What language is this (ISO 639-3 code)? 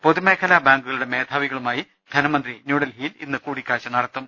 mal